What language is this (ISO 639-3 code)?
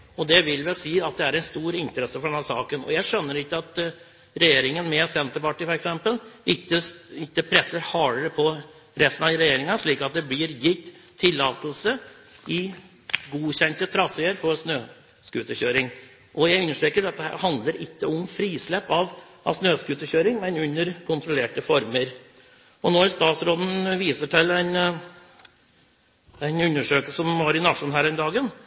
nob